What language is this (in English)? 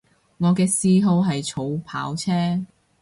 Cantonese